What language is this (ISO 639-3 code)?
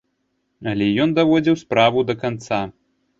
bel